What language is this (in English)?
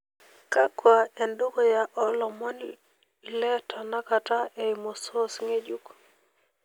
Masai